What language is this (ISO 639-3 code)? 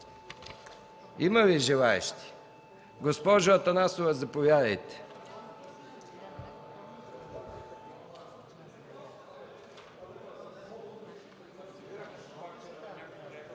bul